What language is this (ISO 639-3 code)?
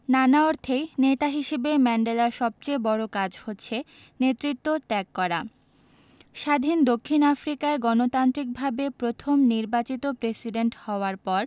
ben